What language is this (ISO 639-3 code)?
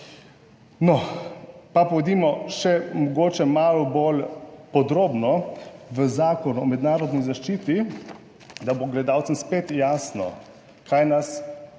slv